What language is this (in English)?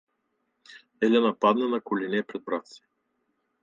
Bulgarian